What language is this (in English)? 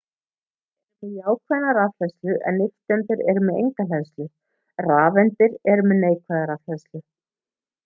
Icelandic